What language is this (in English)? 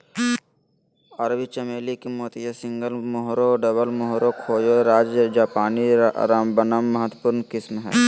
Magahi